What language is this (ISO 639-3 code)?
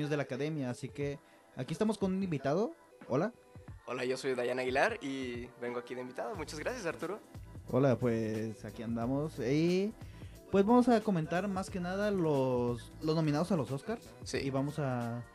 spa